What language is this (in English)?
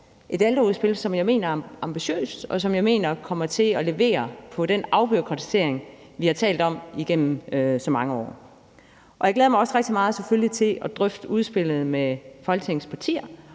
Danish